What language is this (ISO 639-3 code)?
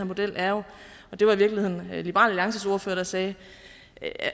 dan